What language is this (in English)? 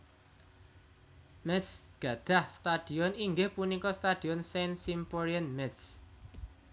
Javanese